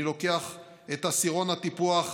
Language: Hebrew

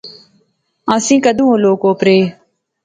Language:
Pahari-Potwari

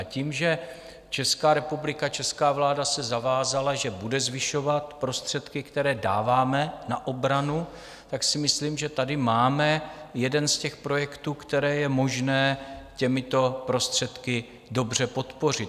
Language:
Czech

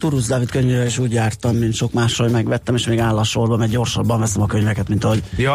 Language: Hungarian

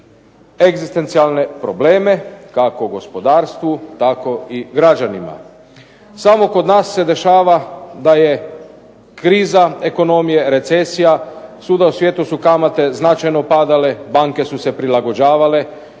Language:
Croatian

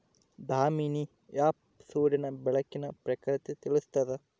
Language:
Kannada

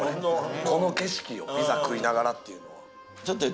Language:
Japanese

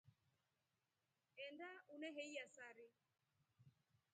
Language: Rombo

